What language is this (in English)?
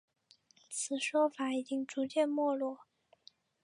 Chinese